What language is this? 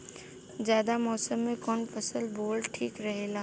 Bhojpuri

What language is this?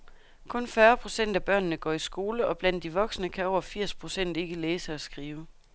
Danish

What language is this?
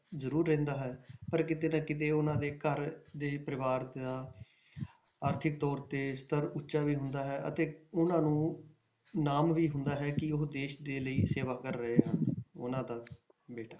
Punjabi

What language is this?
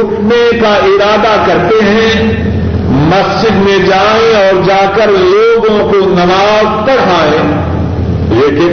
Urdu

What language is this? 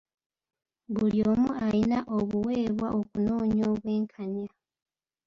Ganda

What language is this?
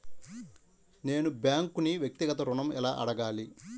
Telugu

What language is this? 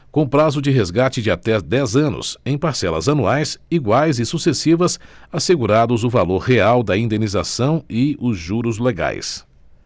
Portuguese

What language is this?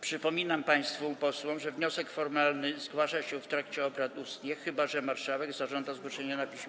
Polish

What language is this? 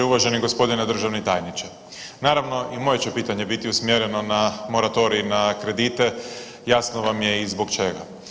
Croatian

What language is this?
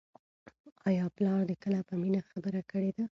Pashto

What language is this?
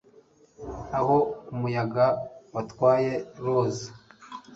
Kinyarwanda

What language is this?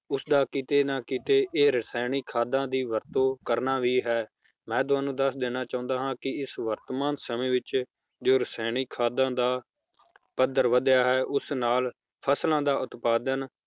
Punjabi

